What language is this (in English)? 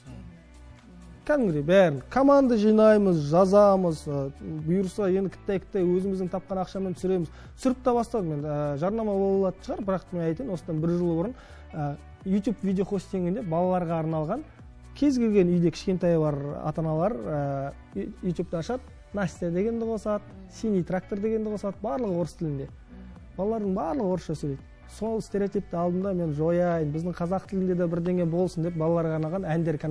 Russian